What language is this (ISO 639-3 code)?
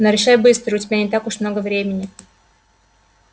rus